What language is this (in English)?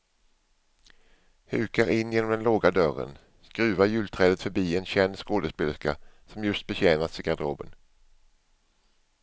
Swedish